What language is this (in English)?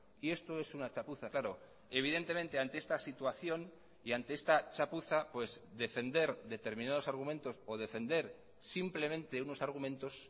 Spanish